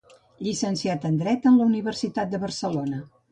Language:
Catalan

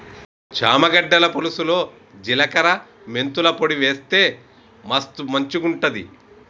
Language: Telugu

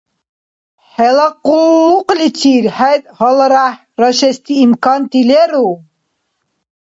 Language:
Dargwa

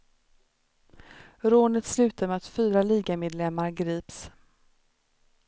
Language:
Swedish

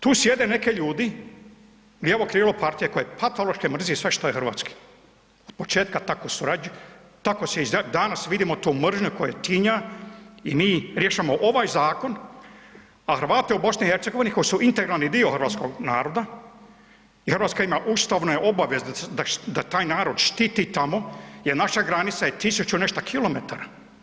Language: Croatian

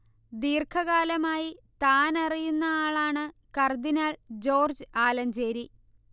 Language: Malayalam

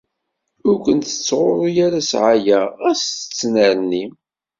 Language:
Kabyle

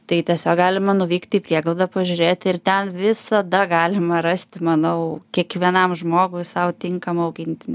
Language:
Lithuanian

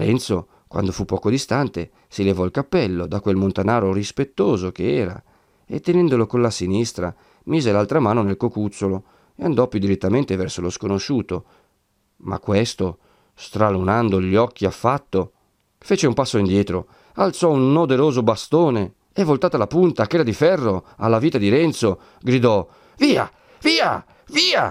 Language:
Italian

